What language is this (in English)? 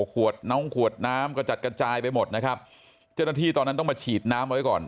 Thai